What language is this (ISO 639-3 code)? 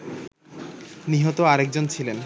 ben